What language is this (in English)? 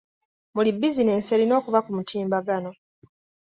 Ganda